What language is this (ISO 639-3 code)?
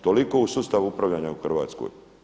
hrv